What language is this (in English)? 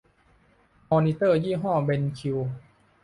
Thai